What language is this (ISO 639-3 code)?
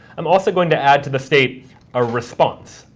eng